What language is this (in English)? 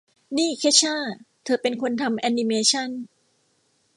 Thai